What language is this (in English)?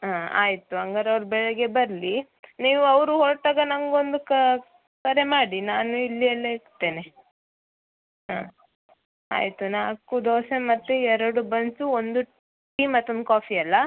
Kannada